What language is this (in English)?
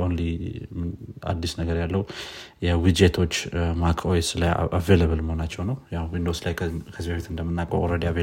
Amharic